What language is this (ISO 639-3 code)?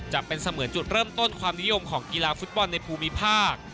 tha